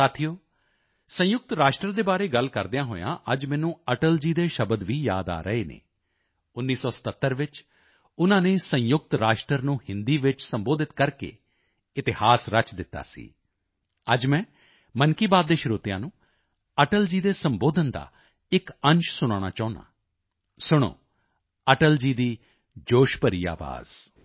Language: Punjabi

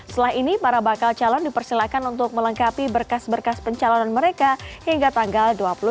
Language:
Indonesian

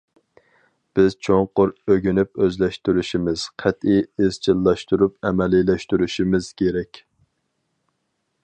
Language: Uyghur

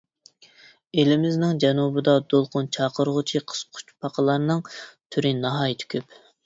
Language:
Uyghur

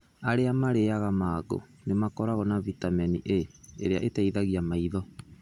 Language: Kikuyu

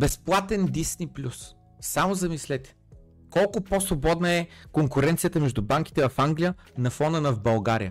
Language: Bulgarian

